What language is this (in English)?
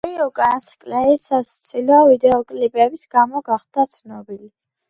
Georgian